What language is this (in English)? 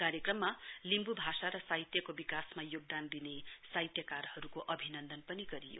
Nepali